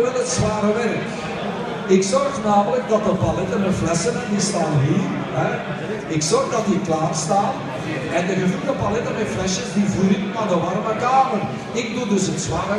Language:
Dutch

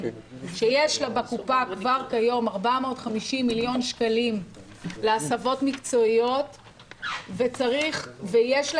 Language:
Hebrew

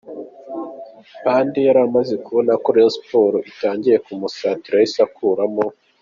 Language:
Kinyarwanda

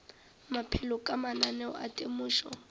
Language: Northern Sotho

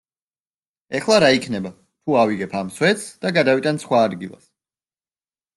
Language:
Georgian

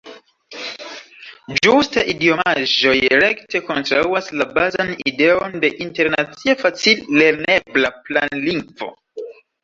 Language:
Esperanto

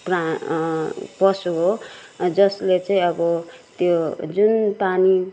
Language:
Nepali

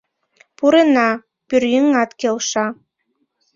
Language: Mari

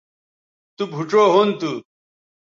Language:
Bateri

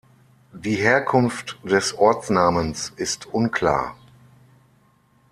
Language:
German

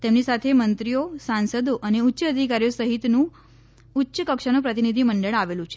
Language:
Gujarati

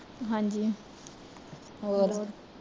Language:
Punjabi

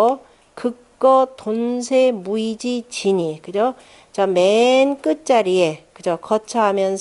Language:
Korean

